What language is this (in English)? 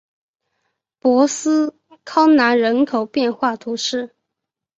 Chinese